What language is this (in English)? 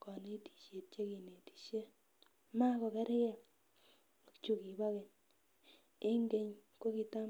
Kalenjin